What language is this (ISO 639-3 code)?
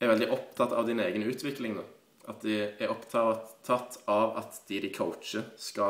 nor